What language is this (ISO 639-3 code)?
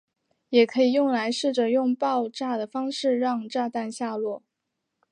zho